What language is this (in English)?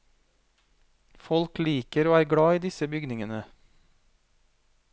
Norwegian